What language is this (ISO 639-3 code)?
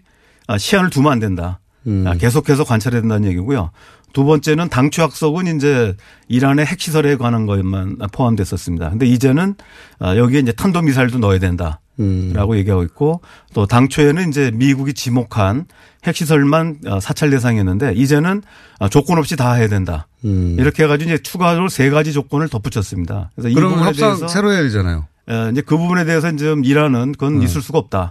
kor